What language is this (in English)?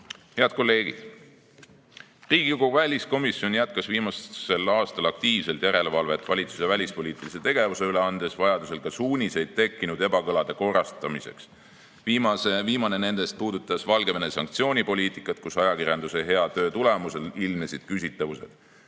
Estonian